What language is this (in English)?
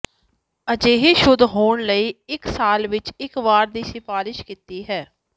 Punjabi